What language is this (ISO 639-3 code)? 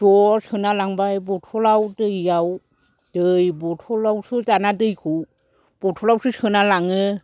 brx